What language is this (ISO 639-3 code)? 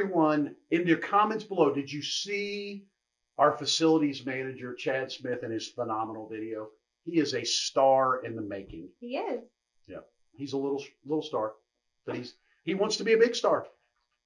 eng